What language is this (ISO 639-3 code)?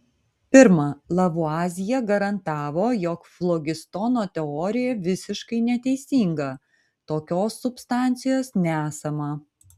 lit